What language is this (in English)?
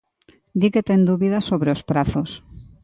Galician